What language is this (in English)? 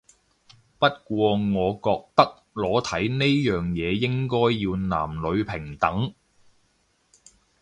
Cantonese